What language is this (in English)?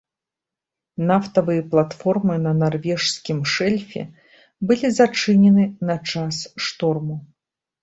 Belarusian